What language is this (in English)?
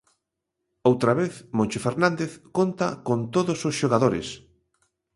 Galician